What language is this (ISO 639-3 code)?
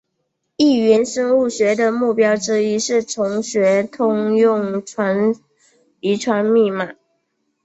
zho